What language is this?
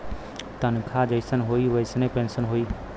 Bhojpuri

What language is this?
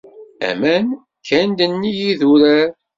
Kabyle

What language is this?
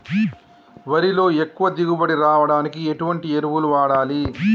Telugu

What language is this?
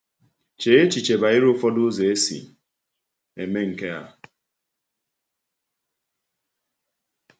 Igbo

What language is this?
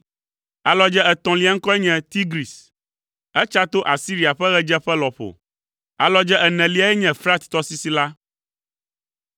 Ewe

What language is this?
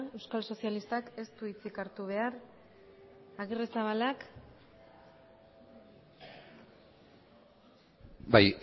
Basque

